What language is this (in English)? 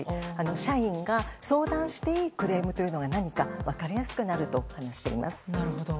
Japanese